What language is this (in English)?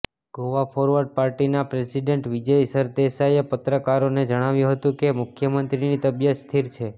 Gujarati